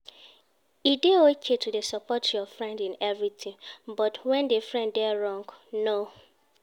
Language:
Nigerian Pidgin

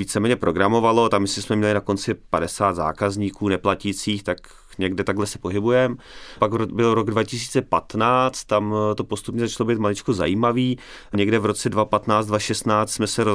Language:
Czech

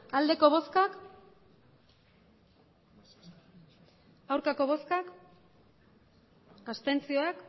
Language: Basque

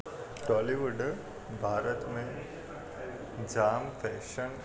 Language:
Sindhi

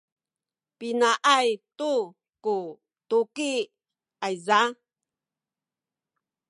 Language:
Sakizaya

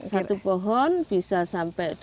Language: Indonesian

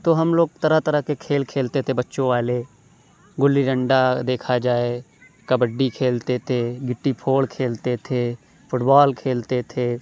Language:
Urdu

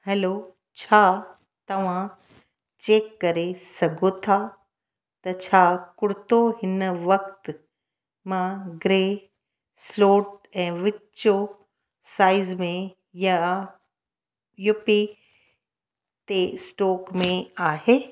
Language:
Sindhi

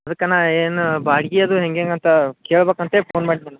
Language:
Kannada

